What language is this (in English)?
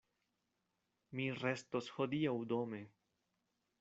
Esperanto